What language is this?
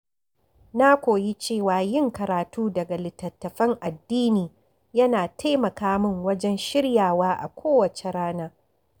Hausa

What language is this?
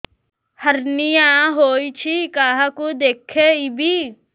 Odia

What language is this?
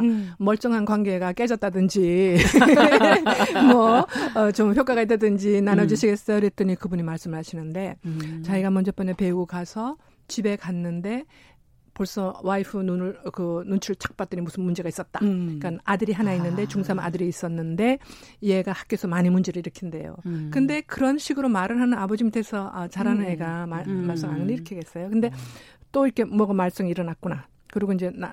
Korean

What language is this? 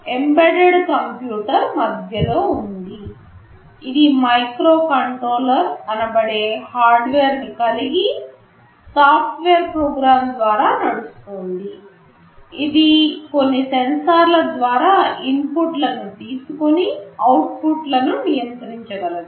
Telugu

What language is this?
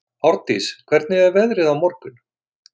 Icelandic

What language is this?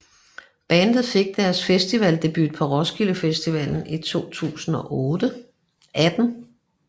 Danish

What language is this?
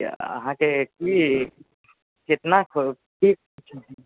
Maithili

